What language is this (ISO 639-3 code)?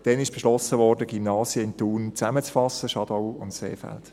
gsw